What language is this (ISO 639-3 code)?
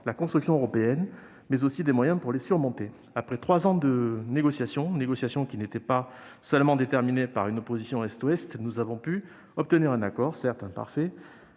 fra